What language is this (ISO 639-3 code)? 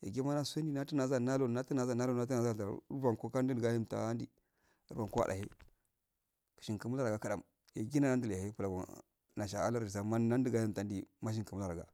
aal